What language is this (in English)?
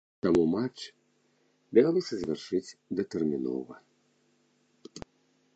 Belarusian